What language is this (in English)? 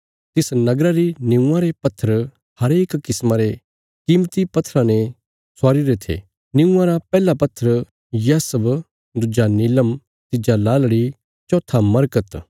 Bilaspuri